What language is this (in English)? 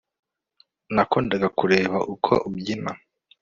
Kinyarwanda